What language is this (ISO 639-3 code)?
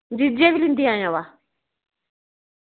doi